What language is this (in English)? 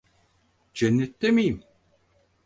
Turkish